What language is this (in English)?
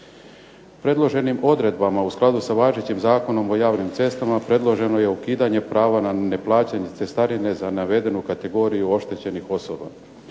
Croatian